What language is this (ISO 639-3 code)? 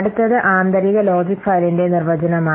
mal